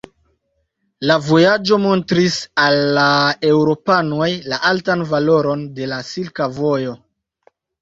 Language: Esperanto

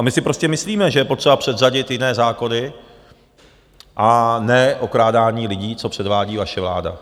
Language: Czech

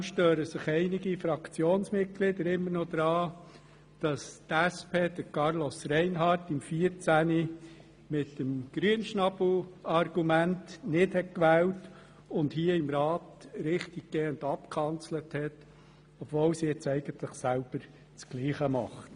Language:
Swiss German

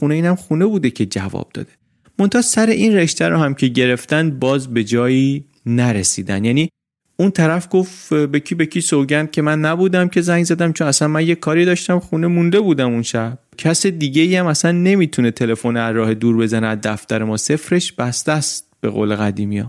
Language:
Persian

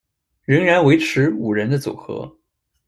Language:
Chinese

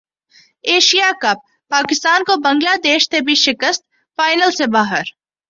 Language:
Urdu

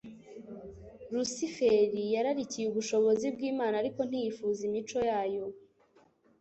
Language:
Kinyarwanda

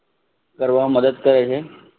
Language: Gujarati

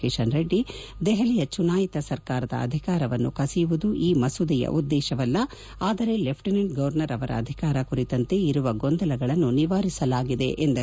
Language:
Kannada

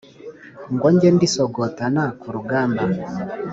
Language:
Kinyarwanda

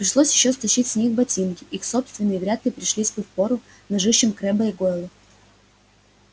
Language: Russian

